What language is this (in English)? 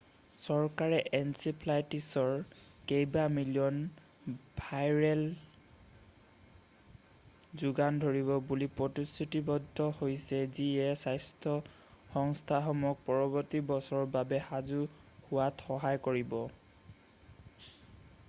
Assamese